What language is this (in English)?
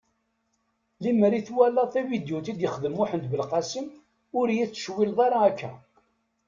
Kabyle